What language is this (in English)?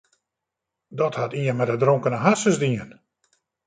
Western Frisian